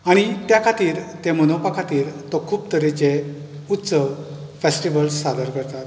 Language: Konkani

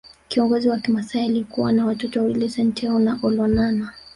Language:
Swahili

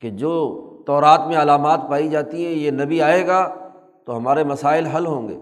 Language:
Urdu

